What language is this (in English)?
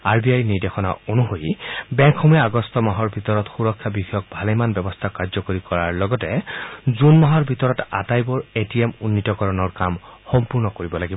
Assamese